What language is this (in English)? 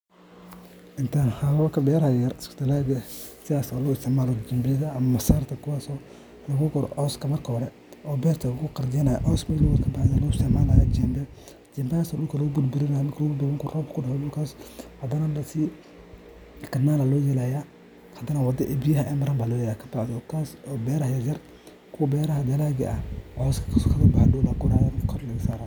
Somali